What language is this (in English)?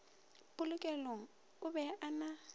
Northern Sotho